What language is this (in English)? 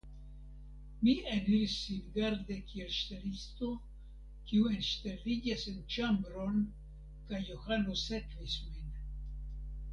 Esperanto